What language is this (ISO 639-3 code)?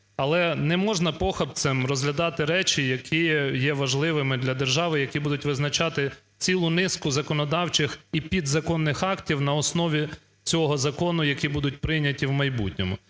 ukr